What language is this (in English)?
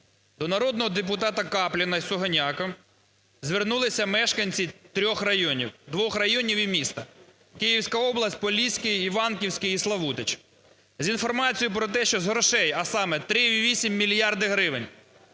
Ukrainian